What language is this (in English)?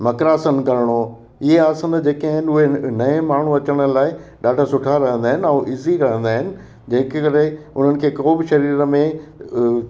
Sindhi